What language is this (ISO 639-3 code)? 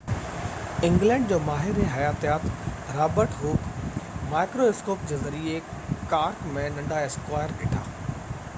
snd